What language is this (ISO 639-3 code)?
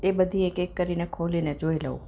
guj